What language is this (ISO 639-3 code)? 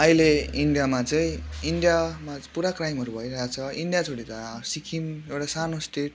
nep